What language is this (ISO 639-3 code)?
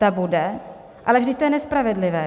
ces